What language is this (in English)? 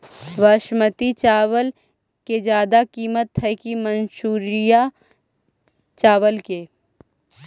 Magahi